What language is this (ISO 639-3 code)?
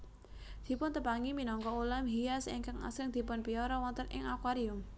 jav